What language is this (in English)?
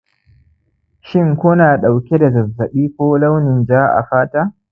Hausa